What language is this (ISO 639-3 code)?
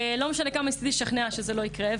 heb